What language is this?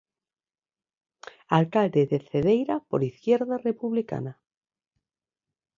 Galician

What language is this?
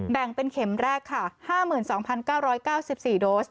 Thai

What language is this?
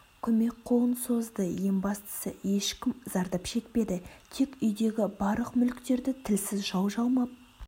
Kazakh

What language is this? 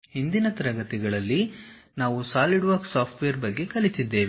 Kannada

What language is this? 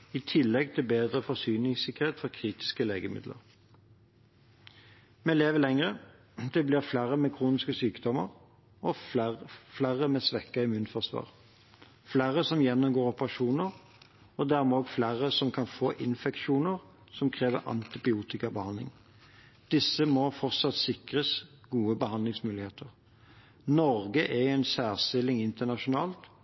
Norwegian Bokmål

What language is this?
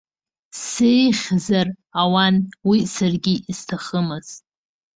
Abkhazian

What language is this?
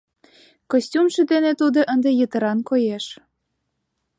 Mari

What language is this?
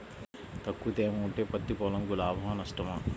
Telugu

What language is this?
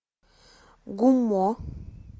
Russian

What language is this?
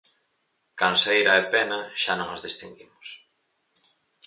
Galician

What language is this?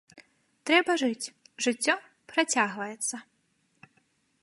Belarusian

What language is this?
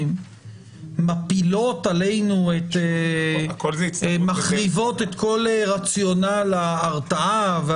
Hebrew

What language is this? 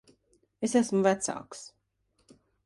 Latvian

